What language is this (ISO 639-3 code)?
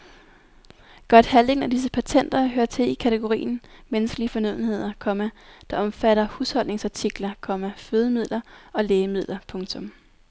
dan